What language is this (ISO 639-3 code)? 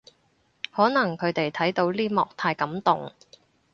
yue